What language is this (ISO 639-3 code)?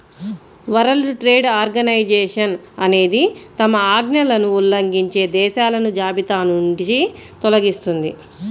tel